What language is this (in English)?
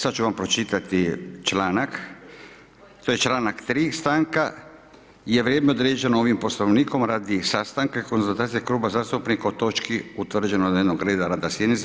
Croatian